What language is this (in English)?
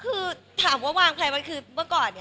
Thai